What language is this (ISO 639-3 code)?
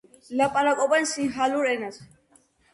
kat